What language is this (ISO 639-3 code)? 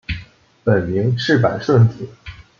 zho